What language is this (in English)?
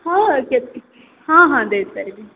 Odia